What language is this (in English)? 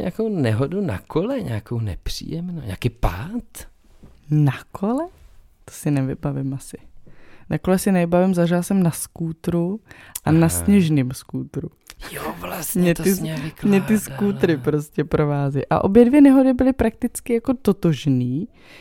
Czech